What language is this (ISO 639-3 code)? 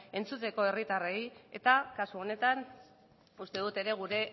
eus